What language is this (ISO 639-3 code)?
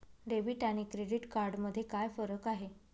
mar